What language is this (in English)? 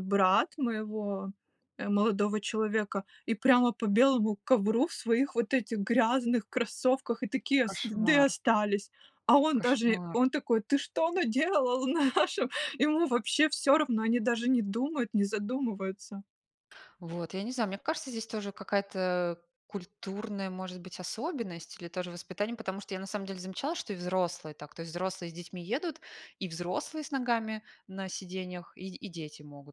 Russian